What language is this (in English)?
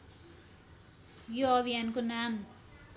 Nepali